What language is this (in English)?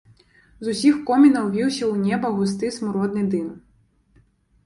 Belarusian